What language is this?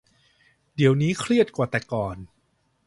Thai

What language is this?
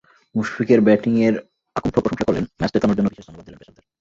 Bangla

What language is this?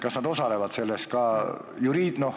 Estonian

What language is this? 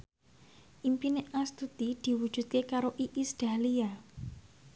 Javanese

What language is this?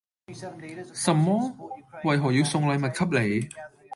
Cantonese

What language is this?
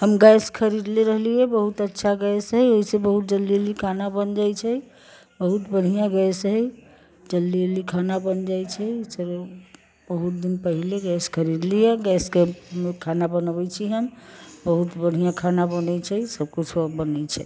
Maithili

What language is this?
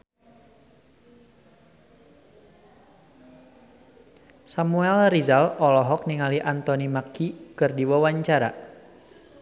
Sundanese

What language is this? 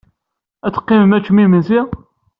Kabyle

